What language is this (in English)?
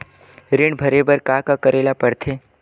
Chhattisgarhi